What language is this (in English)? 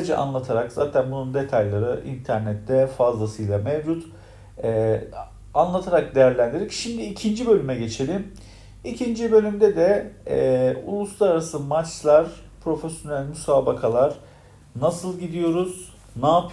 Turkish